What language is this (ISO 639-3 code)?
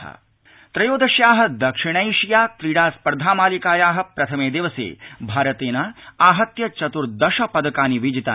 san